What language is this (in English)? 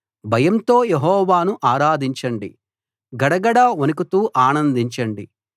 Telugu